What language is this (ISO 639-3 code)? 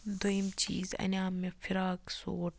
kas